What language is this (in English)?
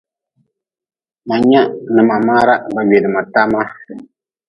Nawdm